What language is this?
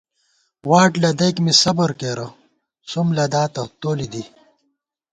Gawar-Bati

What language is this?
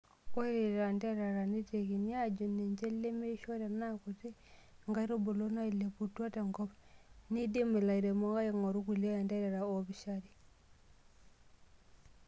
Masai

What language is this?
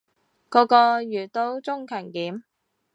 Cantonese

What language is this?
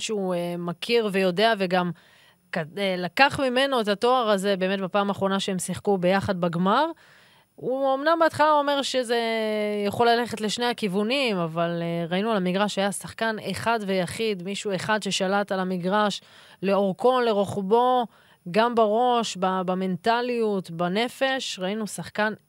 Hebrew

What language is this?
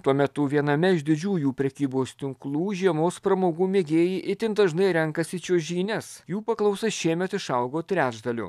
Lithuanian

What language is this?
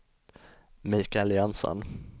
Swedish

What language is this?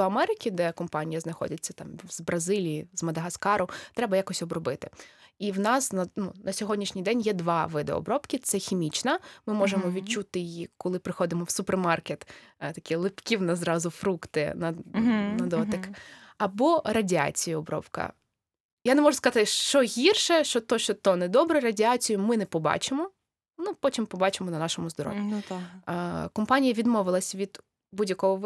Ukrainian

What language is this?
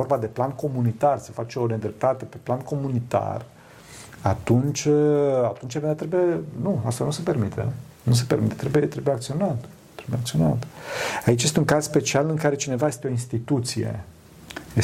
Romanian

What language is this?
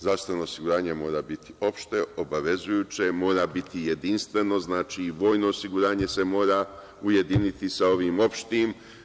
Serbian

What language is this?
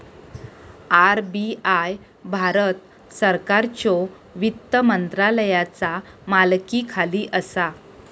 Marathi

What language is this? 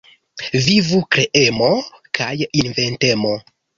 Esperanto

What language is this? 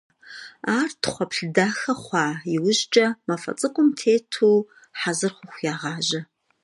Kabardian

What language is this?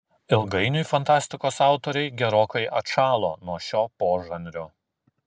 Lithuanian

